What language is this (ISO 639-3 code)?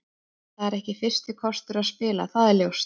isl